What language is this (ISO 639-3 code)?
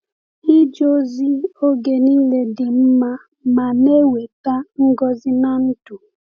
ibo